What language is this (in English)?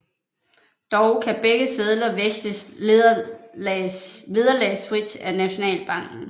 Danish